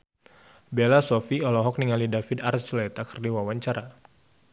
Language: Sundanese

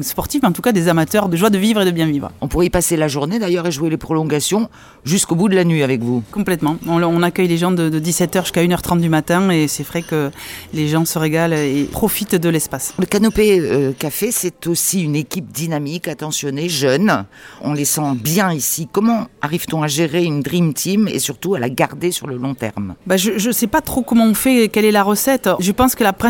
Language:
French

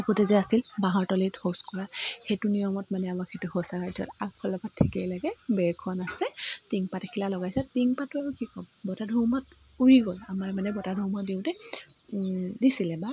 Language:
Assamese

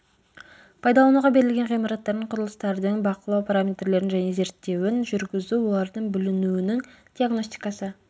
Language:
Kazakh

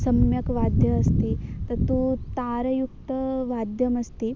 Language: Sanskrit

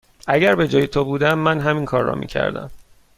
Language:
Persian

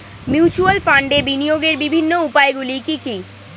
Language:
Bangla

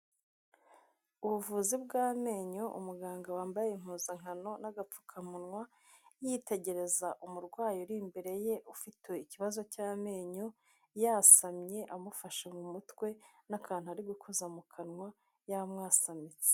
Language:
Kinyarwanda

